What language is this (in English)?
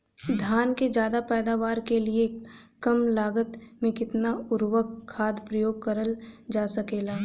Bhojpuri